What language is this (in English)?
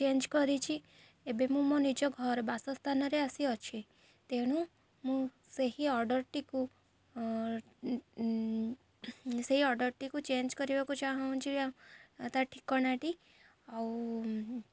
Odia